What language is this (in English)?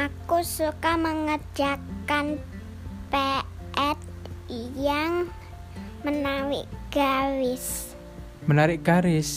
Indonesian